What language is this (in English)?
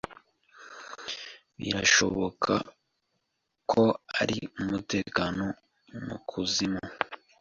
Kinyarwanda